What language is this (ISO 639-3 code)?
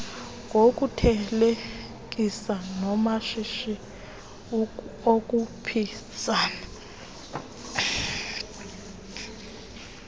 xho